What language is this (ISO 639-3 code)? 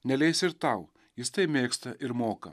lit